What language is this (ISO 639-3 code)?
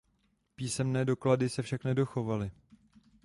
ces